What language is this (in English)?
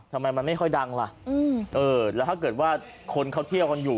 Thai